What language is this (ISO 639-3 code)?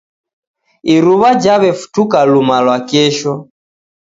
dav